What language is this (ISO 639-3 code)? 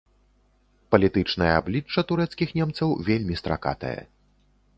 bel